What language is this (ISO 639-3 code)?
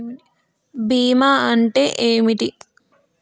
tel